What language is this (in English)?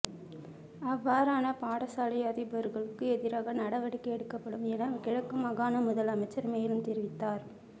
Tamil